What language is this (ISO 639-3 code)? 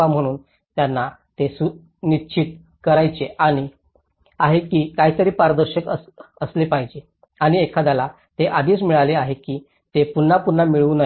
mar